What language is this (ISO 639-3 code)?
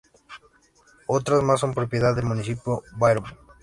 spa